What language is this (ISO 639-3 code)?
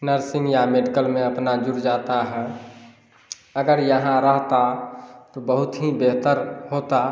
hin